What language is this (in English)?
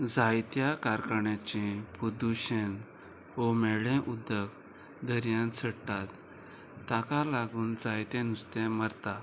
Konkani